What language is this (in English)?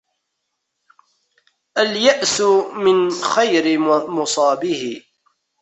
Arabic